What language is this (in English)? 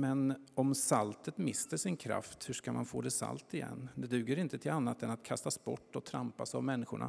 Swedish